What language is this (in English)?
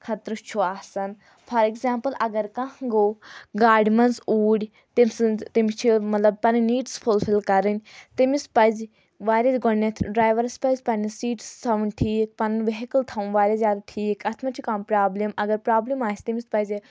Kashmiri